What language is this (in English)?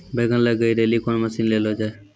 Maithili